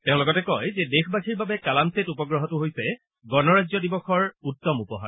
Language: Assamese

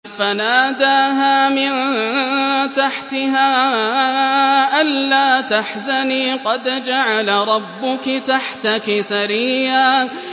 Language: Arabic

